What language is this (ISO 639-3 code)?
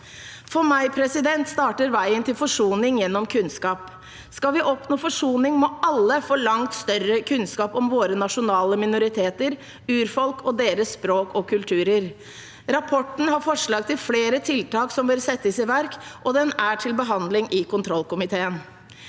nor